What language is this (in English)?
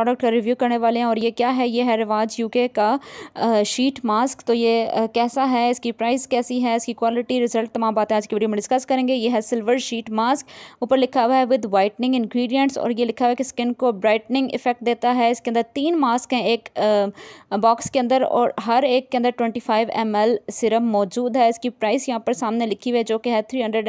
Hindi